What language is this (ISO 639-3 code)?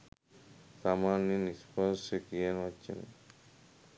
sin